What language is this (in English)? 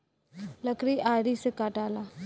Bhojpuri